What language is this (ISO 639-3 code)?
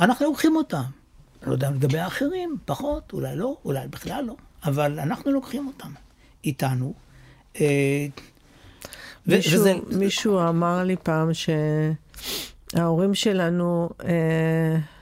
heb